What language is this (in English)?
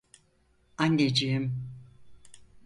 Turkish